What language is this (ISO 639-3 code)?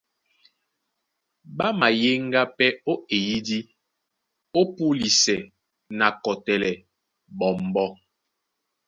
dua